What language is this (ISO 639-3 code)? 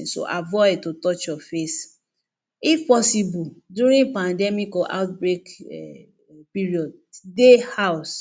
pcm